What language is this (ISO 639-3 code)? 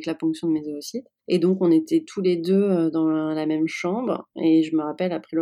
fra